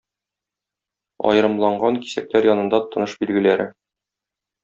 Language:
Tatar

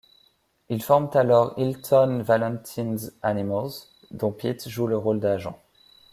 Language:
French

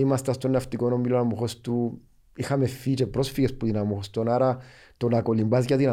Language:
Greek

